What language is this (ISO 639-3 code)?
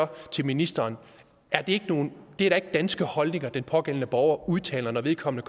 dan